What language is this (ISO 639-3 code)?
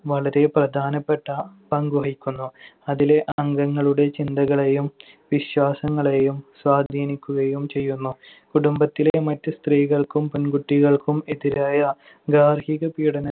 mal